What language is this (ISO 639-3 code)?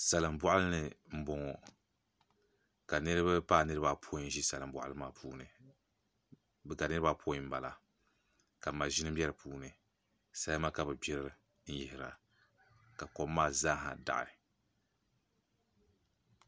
dag